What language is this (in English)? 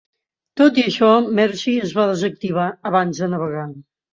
Catalan